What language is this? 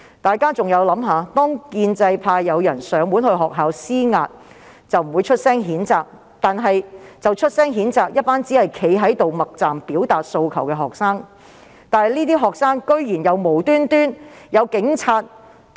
Cantonese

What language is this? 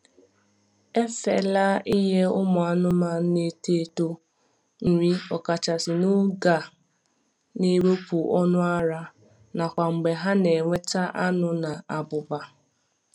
Igbo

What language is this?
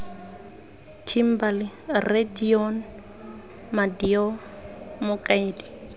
Tswana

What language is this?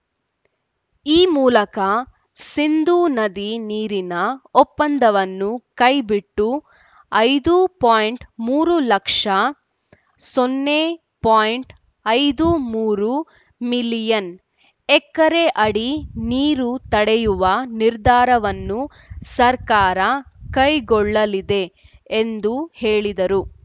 Kannada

